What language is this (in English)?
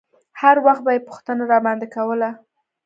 Pashto